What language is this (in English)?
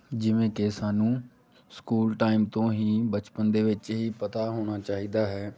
Punjabi